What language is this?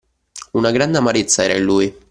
Italian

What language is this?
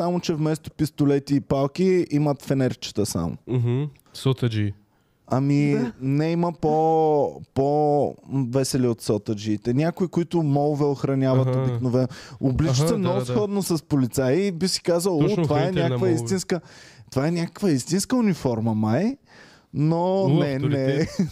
Bulgarian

